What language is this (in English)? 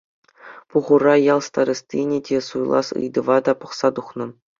Chuvash